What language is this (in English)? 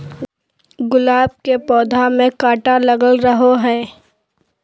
Magahi